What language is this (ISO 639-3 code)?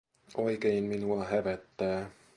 fin